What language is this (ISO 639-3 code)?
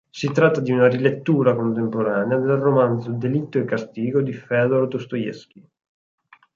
ita